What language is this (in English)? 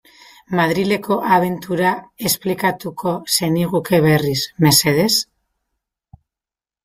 Basque